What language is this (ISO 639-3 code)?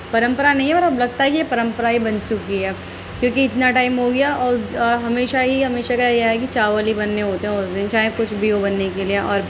urd